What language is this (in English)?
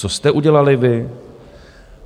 Czech